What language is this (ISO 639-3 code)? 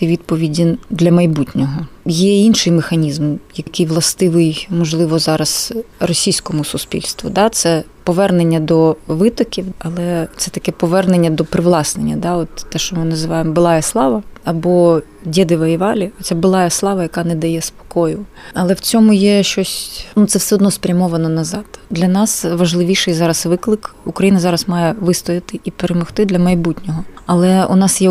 ukr